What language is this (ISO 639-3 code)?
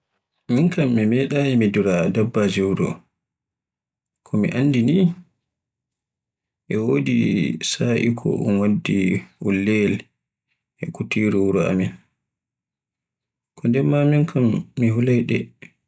fue